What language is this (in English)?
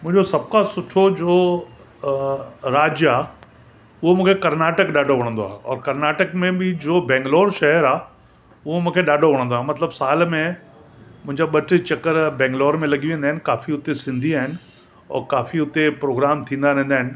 Sindhi